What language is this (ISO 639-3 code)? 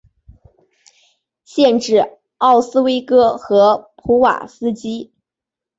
zho